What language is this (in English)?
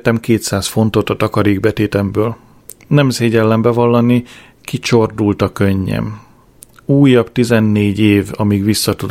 Hungarian